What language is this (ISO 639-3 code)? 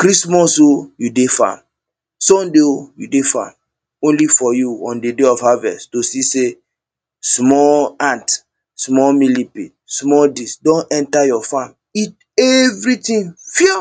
pcm